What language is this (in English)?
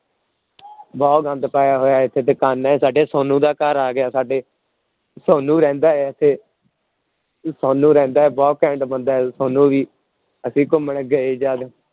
Punjabi